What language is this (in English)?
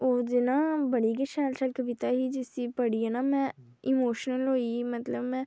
Dogri